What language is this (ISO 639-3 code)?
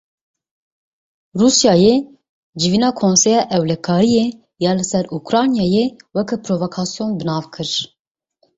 kur